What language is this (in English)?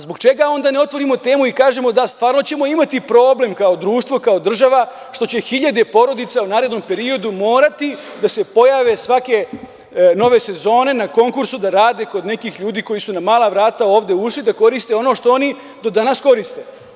Serbian